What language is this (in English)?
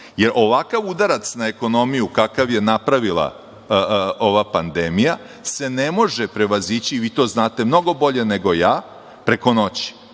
Serbian